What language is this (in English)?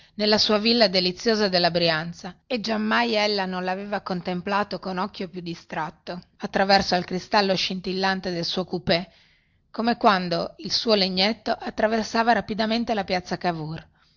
Italian